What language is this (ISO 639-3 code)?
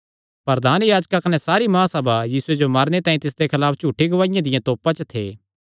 xnr